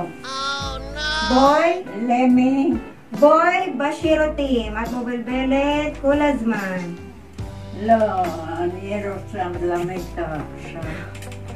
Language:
Filipino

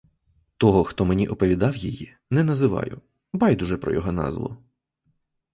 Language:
Ukrainian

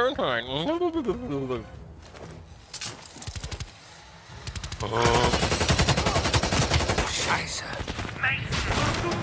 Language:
German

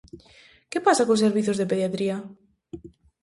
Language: Galician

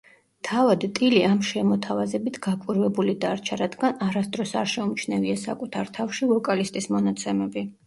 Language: Georgian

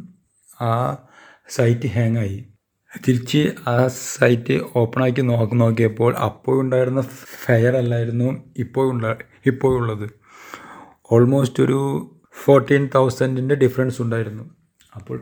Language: Malayalam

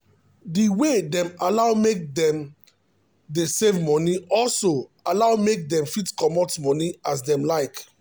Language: Nigerian Pidgin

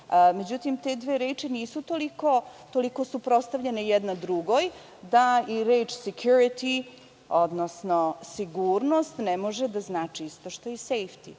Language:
Serbian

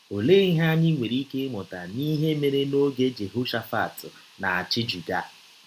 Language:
Igbo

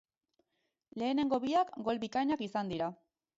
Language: Basque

